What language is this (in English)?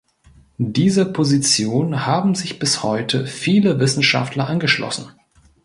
German